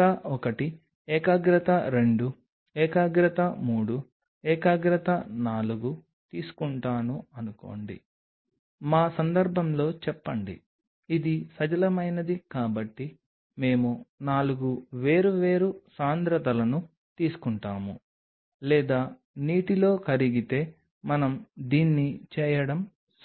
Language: Telugu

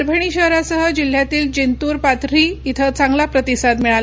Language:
Marathi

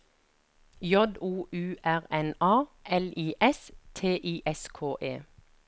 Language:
Norwegian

